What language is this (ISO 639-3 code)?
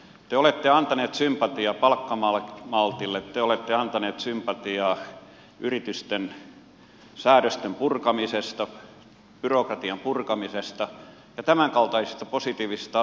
fin